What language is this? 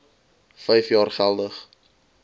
Afrikaans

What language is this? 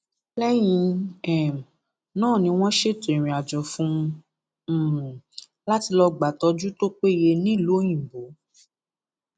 Yoruba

